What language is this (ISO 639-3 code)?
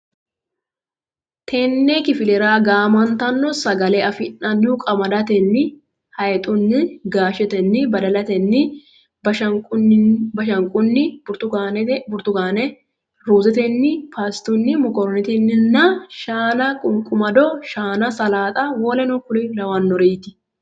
sid